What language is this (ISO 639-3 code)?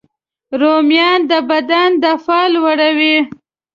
pus